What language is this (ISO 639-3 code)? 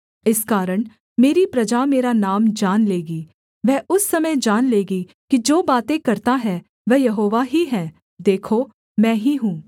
hin